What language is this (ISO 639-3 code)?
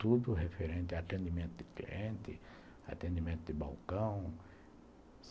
por